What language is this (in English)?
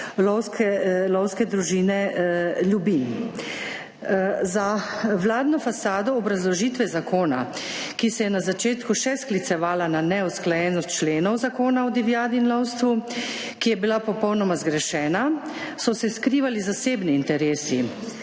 Slovenian